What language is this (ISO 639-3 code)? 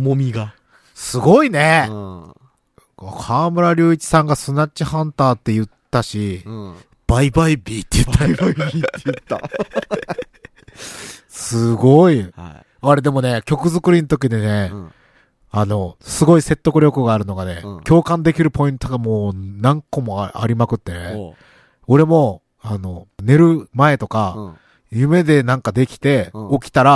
jpn